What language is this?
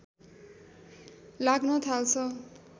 Nepali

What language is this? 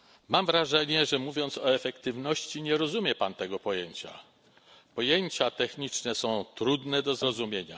Polish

